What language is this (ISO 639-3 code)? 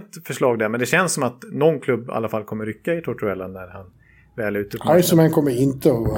swe